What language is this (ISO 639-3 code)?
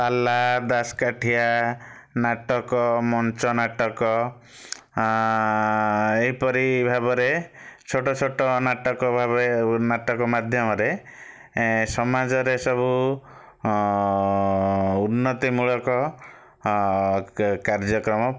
ori